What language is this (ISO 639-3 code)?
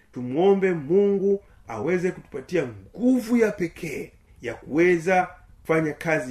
swa